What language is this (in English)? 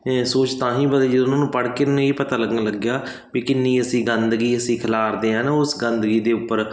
Punjabi